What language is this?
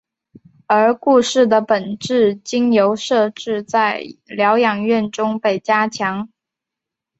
Chinese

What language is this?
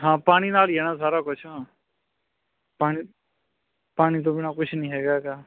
Punjabi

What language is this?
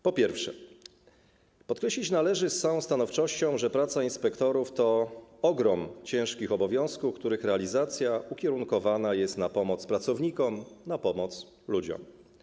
Polish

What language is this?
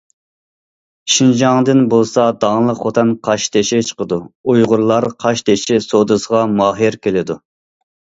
Uyghur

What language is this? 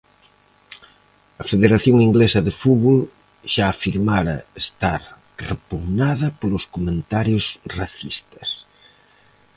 Galician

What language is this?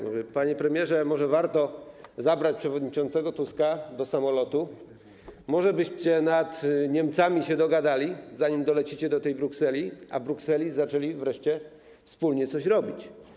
Polish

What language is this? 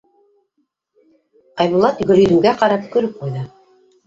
Bashkir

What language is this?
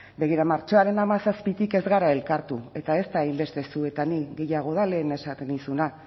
Basque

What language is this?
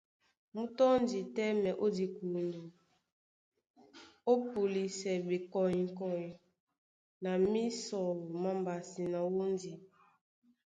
Duala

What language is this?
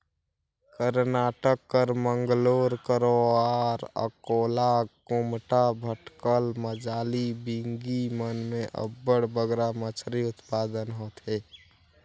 Chhattisgarhi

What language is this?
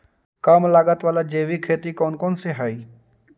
Magahi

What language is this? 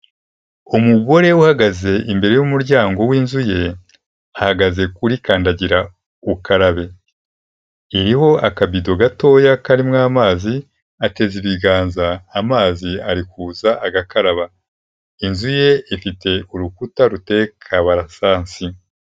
Kinyarwanda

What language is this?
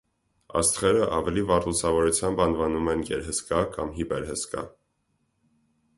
Armenian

